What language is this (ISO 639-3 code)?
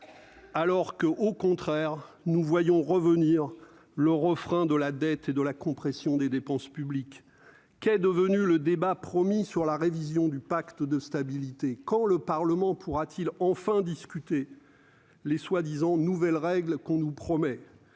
fra